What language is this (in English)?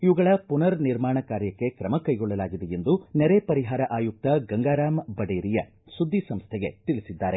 Kannada